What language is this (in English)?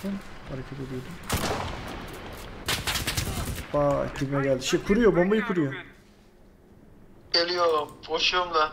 Turkish